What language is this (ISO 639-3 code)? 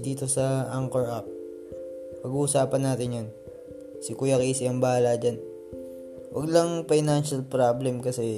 fil